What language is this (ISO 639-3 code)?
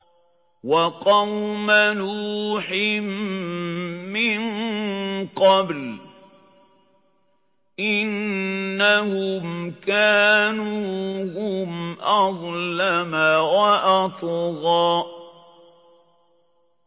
ara